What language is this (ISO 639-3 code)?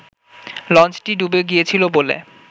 ben